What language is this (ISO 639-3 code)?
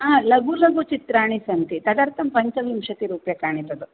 san